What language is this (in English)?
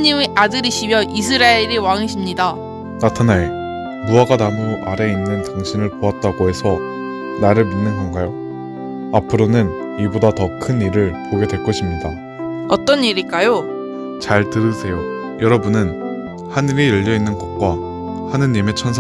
Korean